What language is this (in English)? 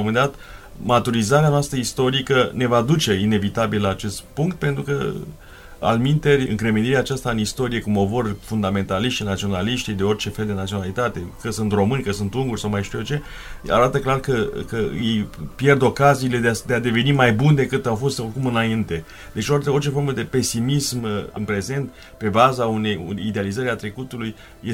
Romanian